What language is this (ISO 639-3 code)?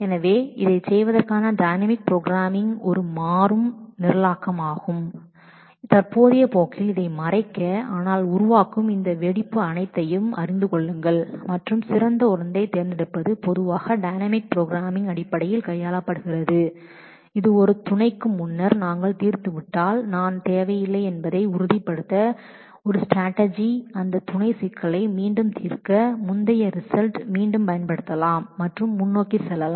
tam